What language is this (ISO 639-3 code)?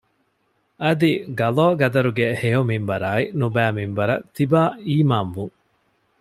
div